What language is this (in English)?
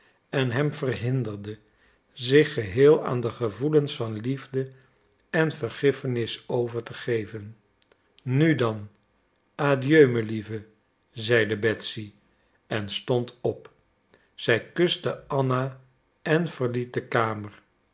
Dutch